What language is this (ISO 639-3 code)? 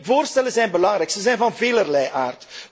nld